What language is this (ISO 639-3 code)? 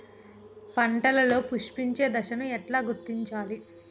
tel